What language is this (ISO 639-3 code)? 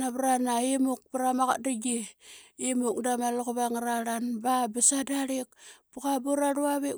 byx